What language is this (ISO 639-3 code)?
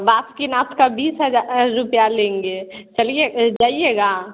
hin